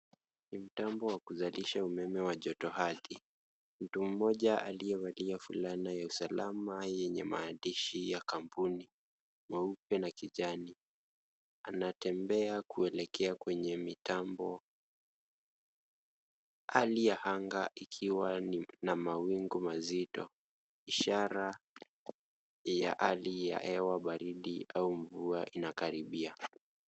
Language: Swahili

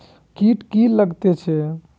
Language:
Maithili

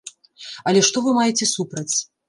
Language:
Belarusian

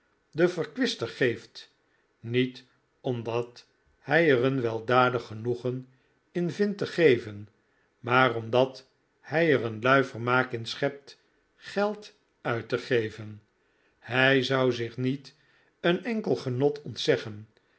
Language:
Dutch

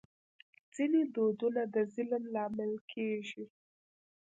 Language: Pashto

